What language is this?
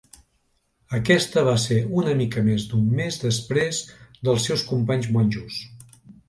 Catalan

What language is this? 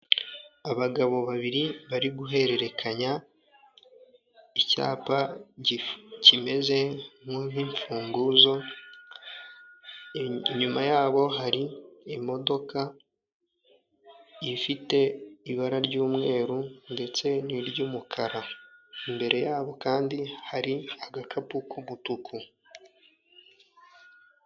Kinyarwanda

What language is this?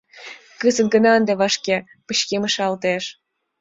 Mari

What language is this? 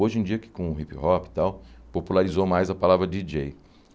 Portuguese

